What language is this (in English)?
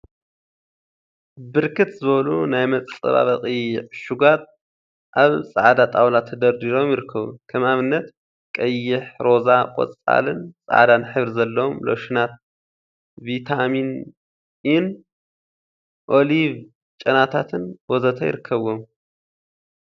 Tigrinya